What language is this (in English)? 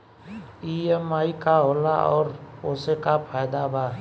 Bhojpuri